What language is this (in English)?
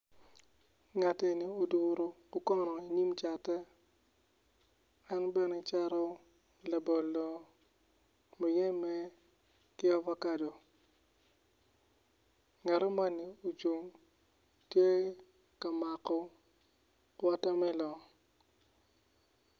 Acoli